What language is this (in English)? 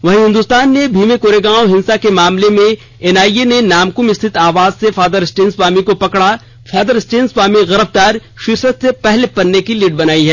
Hindi